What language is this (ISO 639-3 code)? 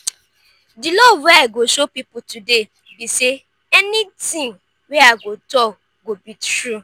pcm